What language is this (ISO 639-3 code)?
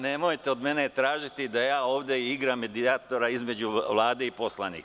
srp